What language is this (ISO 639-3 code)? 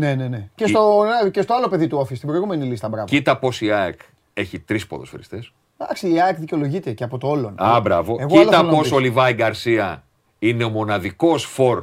ell